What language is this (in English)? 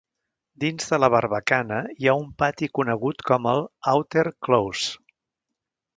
Catalan